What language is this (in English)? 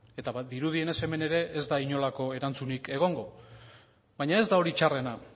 Basque